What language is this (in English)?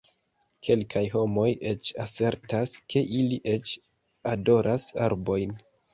Esperanto